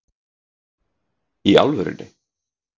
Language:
Icelandic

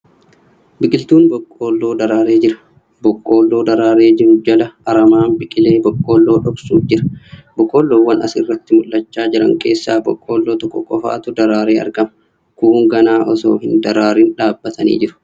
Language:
Oromo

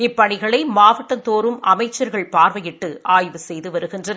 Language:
Tamil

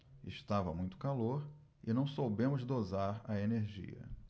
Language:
Portuguese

